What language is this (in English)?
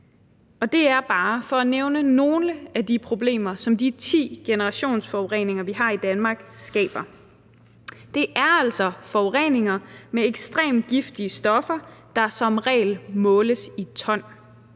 Danish